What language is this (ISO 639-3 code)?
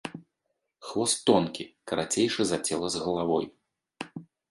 bel